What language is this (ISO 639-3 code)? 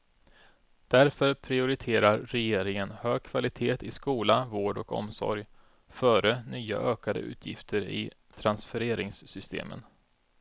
swe